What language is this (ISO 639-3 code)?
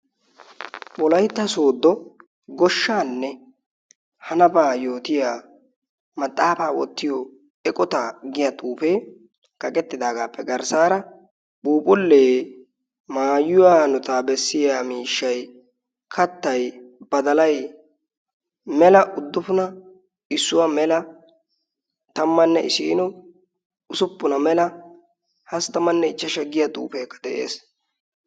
wal